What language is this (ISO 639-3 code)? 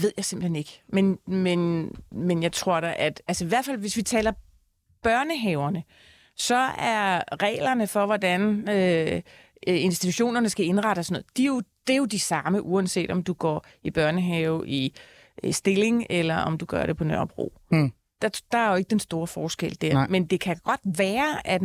dan